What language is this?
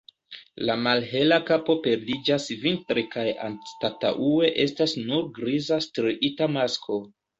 Esperanto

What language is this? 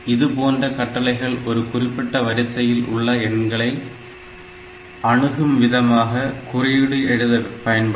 Tamil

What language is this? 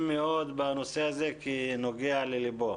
Hebrew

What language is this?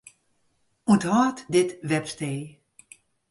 Western Frisian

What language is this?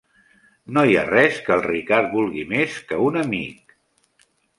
Catalan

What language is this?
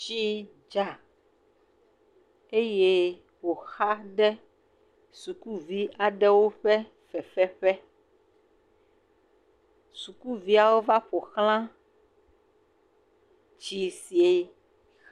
Ewe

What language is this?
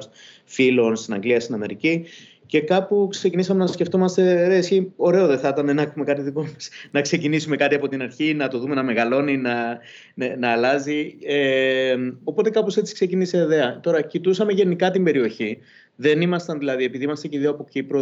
Greek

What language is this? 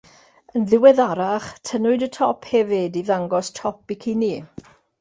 Welsh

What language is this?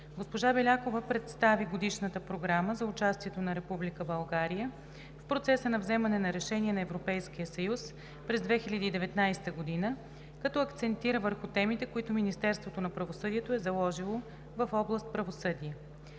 Bulgarian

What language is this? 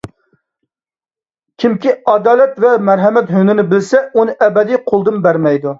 Uyghur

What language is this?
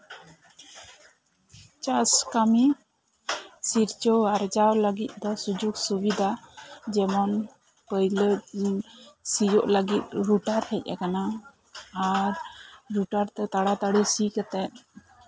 Santali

